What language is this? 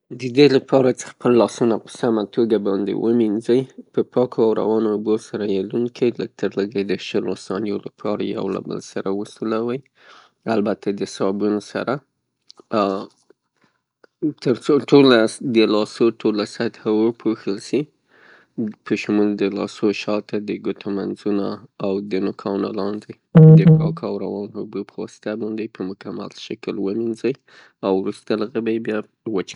Pashto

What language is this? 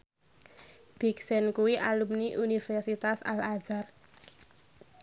Javanese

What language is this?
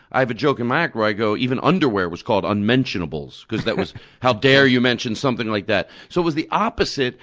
English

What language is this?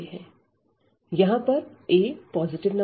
Hindi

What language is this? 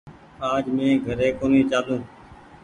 Goaria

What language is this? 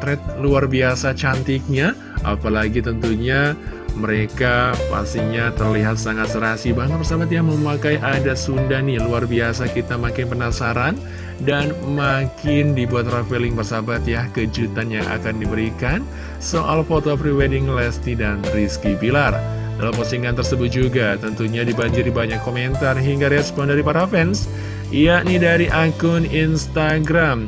Indonesian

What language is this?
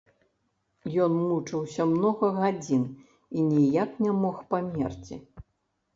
Belarusian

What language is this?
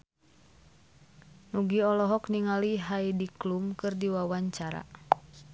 Sundanese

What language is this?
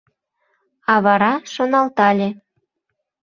Mari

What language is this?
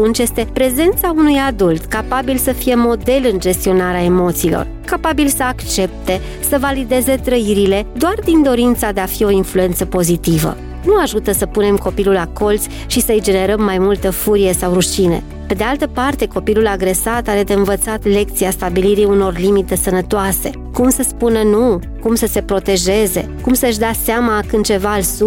Romanian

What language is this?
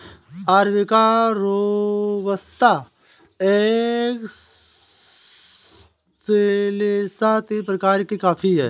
Hindi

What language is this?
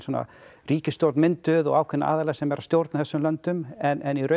Icelandic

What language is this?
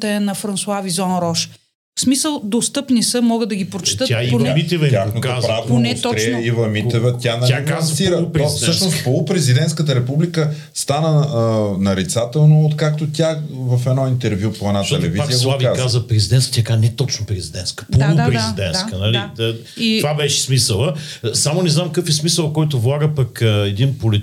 Bulgarian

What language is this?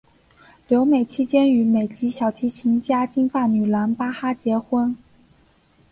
Chinese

